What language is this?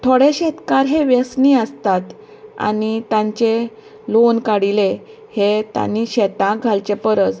Konkani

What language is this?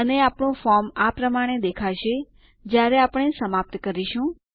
Gujarati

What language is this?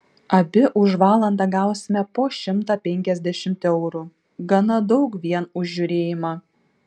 Lithuanian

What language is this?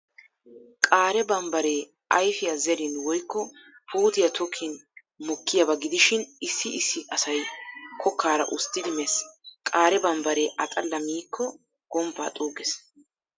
Wolaytta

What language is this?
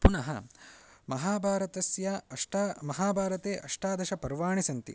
Sanskrit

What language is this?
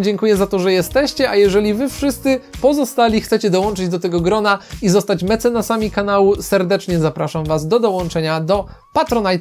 Polish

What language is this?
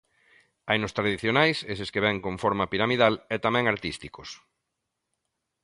Galician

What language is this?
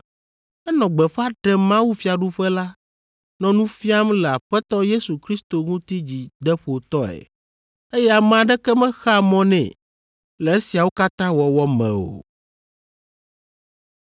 Ewe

